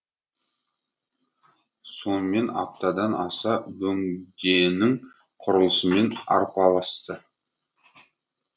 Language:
Kazakh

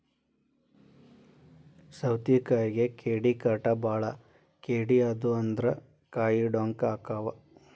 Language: Kannada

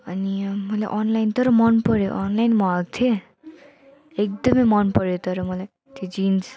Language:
Nepali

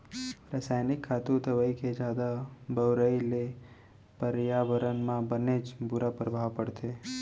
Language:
Chhattisgarhi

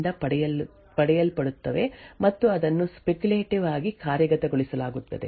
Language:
Kannada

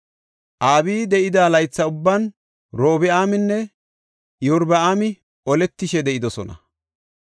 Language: Gofa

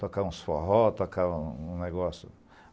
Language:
Portuguese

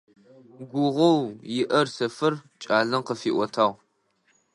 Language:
Adyghe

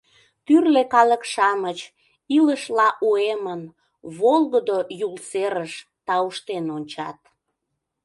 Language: Mari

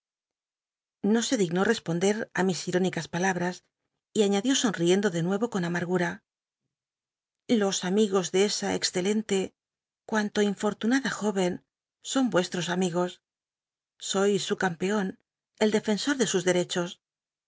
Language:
Spanish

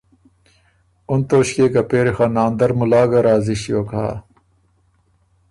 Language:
Ormuri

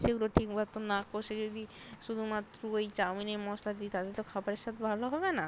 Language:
Bangla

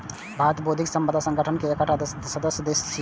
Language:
Maithili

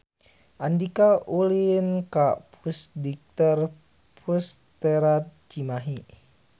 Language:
Sundanese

